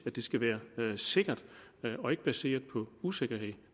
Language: Danish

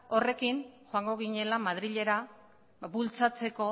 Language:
Basque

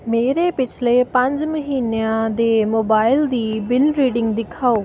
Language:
Punjabi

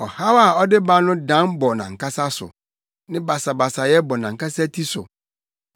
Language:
Akan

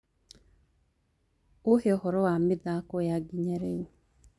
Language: Kikuyu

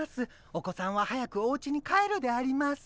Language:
Japanese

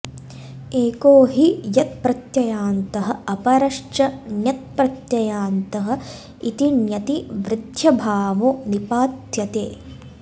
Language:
Sanskrit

